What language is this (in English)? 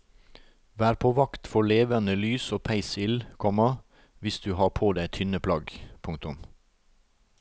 Norwegian